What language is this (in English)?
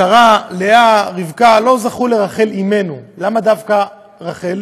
Hebrew